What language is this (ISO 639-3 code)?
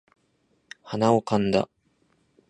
jpn